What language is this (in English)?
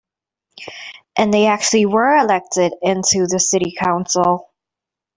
English